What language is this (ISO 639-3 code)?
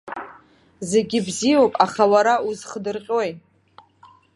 abk